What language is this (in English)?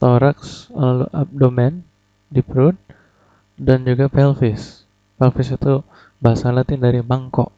Indonesian